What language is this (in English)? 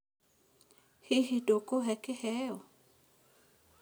Kikuyu